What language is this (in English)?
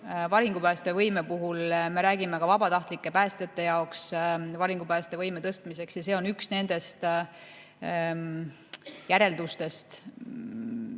Estonian